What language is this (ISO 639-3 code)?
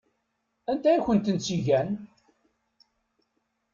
kab